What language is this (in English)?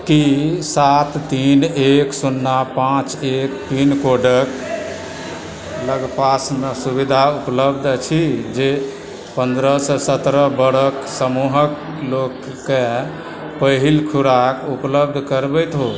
Maithili